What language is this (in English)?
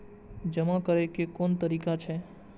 Maithili